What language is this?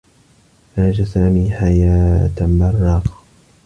Arabic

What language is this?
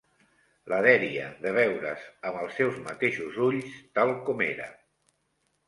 Catalan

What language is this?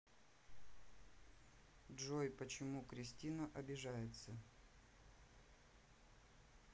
Russian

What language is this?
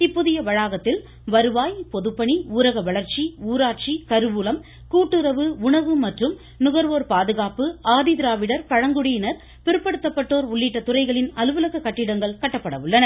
Tamil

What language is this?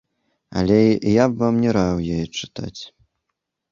Belarusian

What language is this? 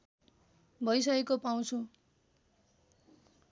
Nepali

